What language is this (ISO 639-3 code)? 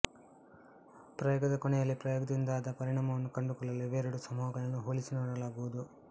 kan